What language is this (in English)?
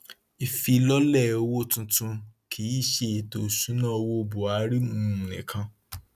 Yoruba